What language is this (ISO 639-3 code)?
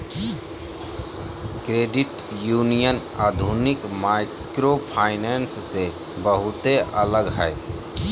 mag